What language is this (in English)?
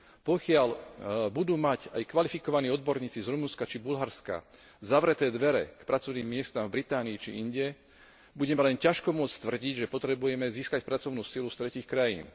Slovak